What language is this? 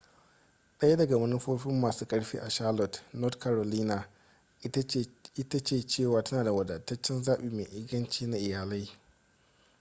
Hausa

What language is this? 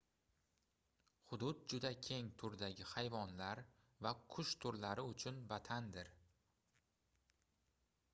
Uzbek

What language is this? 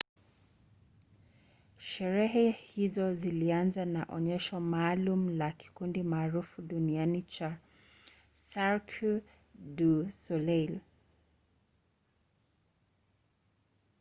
Swahili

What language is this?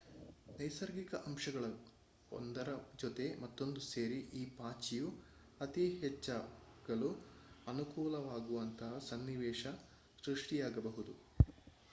Kannada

